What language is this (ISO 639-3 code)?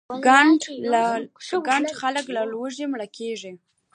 pus